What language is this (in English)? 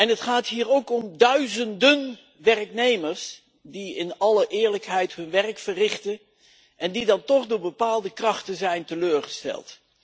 Dutch